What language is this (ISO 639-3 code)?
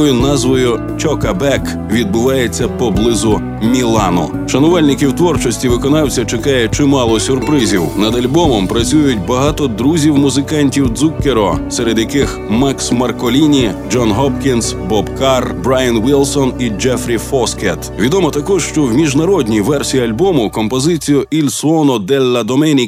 ukr